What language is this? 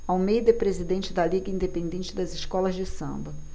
Portuguese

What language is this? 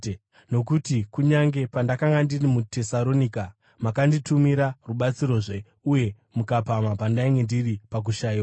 Shona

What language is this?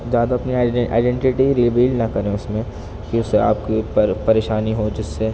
Urdu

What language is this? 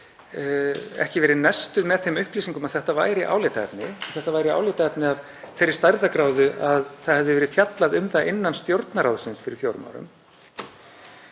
Icelandic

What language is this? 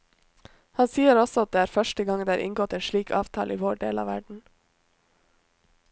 Norwegian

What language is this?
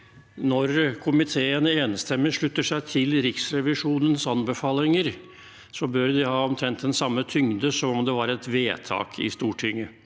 Norwegian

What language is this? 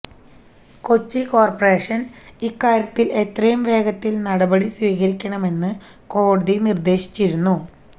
Malayalam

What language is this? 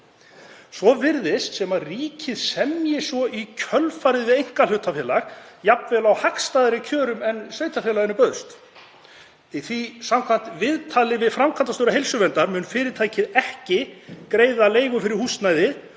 Icelandic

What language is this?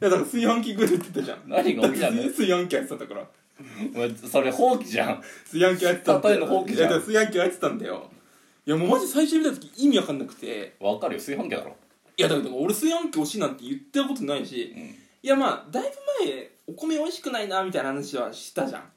Japanese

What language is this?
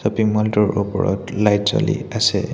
Assamese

